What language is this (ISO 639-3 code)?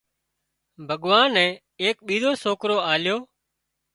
kxp